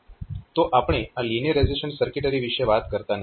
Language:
Gujarati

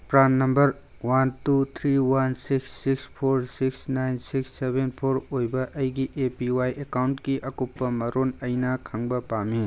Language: Manipuri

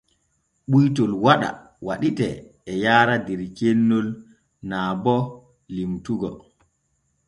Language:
Borgu Fulfulde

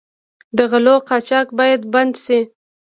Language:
Pashto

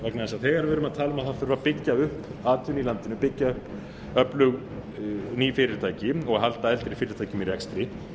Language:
Icelandic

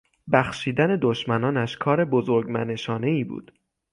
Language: Persian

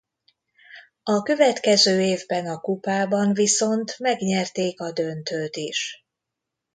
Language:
Hungarian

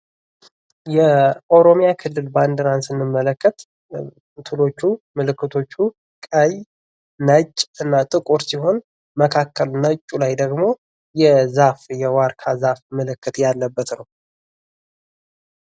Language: Amharic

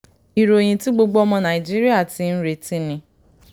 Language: Yoruba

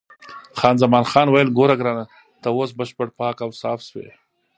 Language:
Pashto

